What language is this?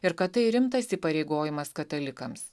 Lithuanian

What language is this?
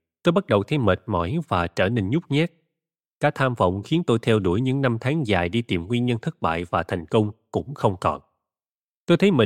Vietnamese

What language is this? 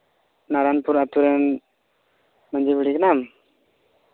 Santali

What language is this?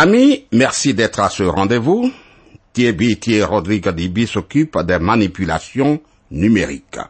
French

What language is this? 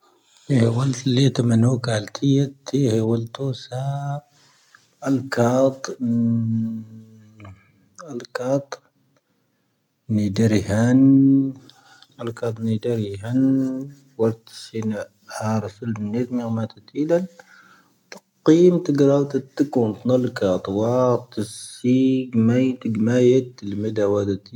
Tahaggart Tamahaq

